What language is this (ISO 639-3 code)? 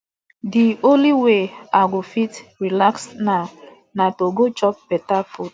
pcm